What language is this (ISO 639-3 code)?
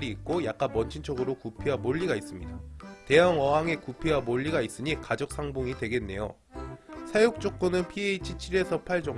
kor